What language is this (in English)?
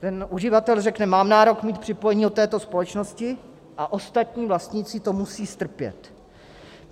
Czech